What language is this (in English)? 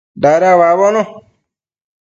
Matsés